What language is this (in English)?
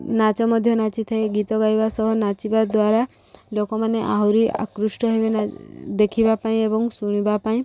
Odia